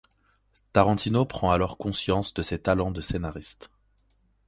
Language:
French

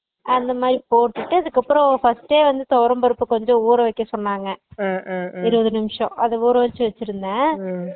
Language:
Tamil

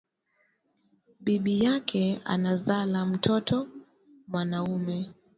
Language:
Swahili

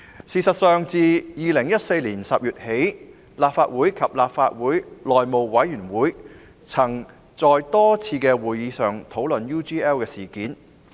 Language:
Cantonese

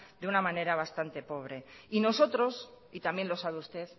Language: Spanish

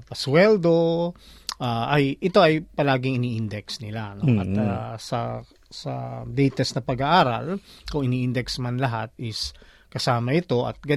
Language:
Filipino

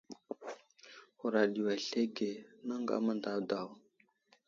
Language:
Wuzlam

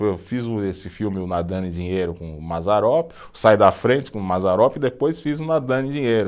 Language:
Portuguese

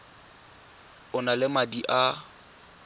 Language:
Tswana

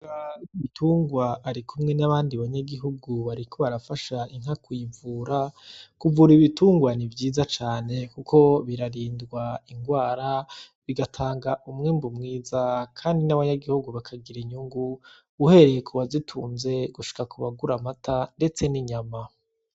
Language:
Rundi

